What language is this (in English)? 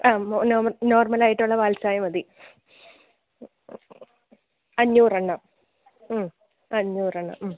Malayalam